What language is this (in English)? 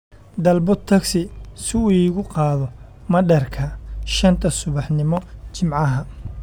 Somali